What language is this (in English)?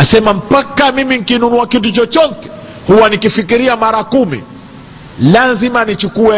Swahili